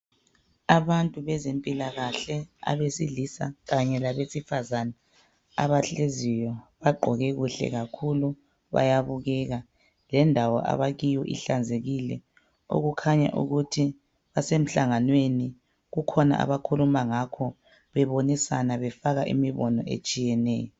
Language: North Ndebele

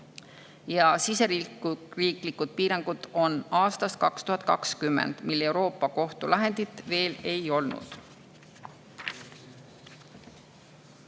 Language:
Estonian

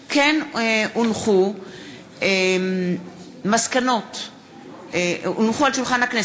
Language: Hebrew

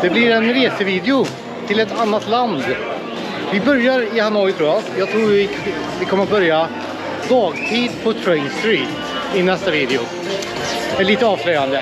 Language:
Swedish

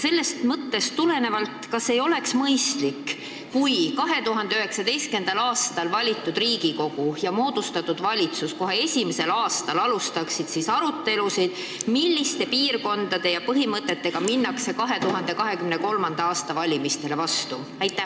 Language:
Estonian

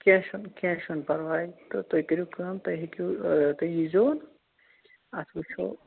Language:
Kashmiri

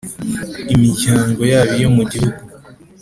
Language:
Kinyarwanda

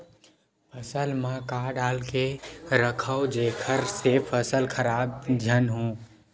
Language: Chhattisgarhi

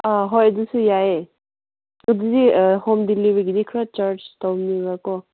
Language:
Manipuri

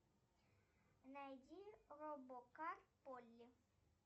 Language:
Russian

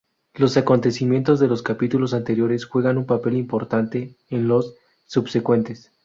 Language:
Spanish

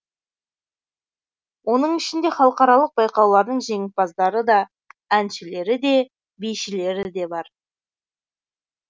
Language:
Kazakh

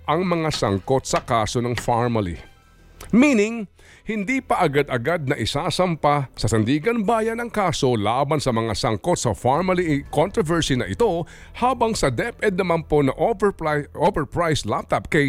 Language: Filipino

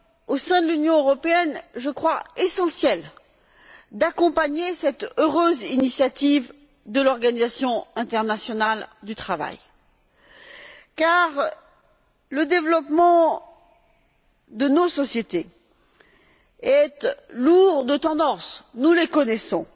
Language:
French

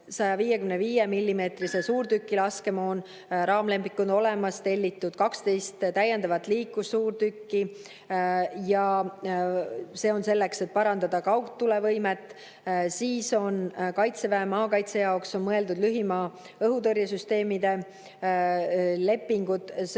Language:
Estonian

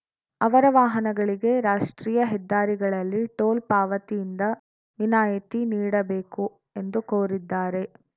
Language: Kannada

